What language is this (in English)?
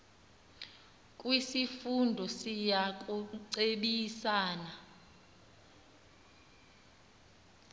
Xhosa